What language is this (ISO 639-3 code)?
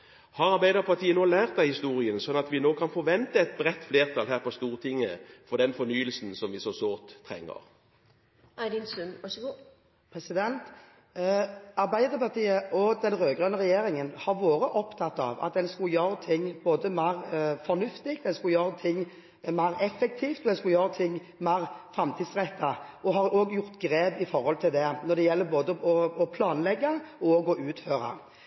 nob